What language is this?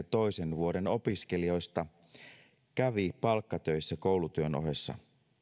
Finnish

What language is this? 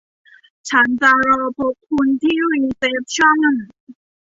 Thai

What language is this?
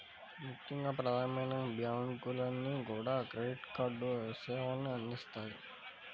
Telugu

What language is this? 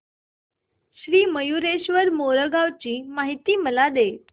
Marathi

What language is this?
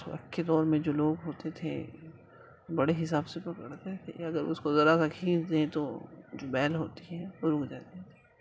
Urdu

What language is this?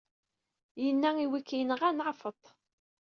Kabyle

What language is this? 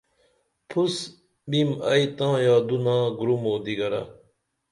Dameli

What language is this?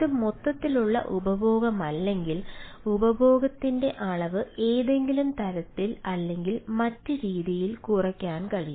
Malayalam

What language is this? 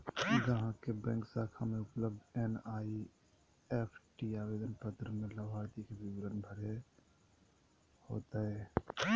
Magahi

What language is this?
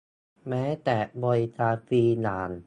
Thai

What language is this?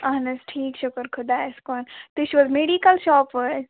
Kashmiri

